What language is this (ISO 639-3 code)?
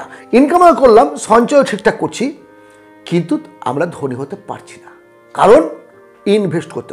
ben